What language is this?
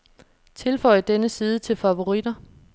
Danish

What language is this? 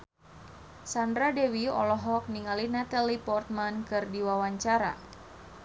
Sundanese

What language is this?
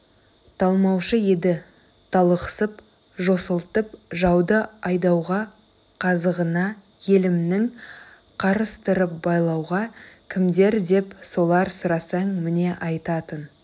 Kazakh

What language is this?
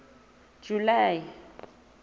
Southern Sotho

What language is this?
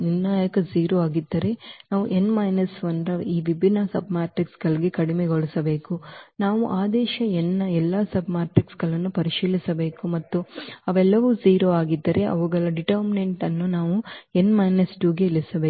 Kannada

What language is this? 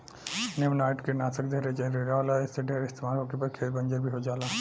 Bhojpuri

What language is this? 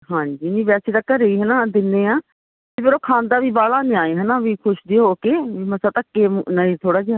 Punjabi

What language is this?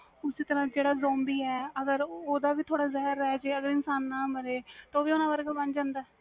Punjabi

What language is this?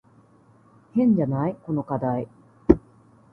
Japanese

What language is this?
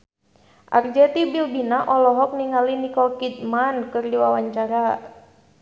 Sundanese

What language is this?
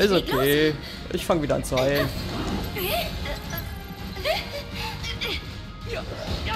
German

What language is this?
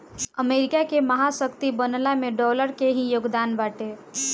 Bhojpuri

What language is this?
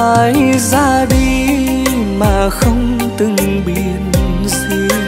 Vietnamese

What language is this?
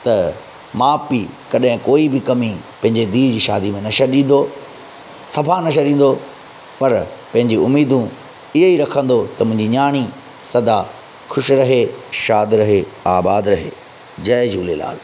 Sindhi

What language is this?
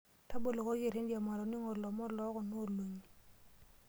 Masai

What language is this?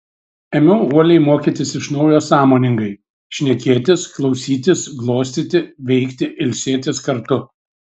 Lithuanian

